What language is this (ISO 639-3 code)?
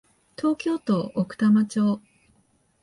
jpn